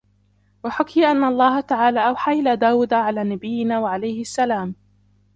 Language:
Arabic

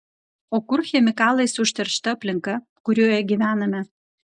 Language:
Lithuanian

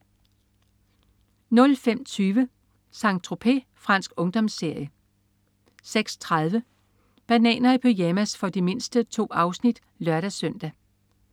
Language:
Danish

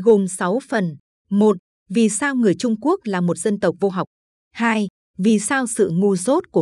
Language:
Vietnamese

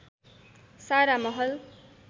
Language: Nepali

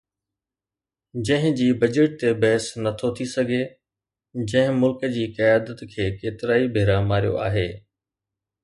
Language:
Sindhi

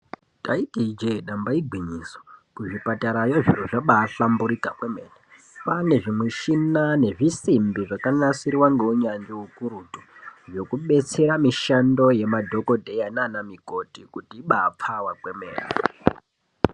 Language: Ndau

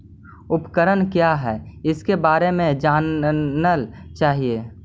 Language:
Magahi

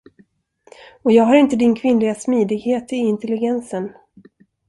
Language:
Swedish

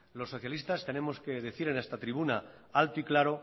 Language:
Spanish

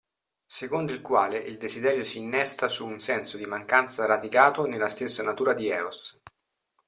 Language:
Italian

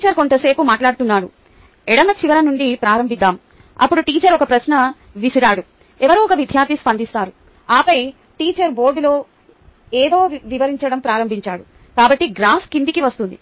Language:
Telugu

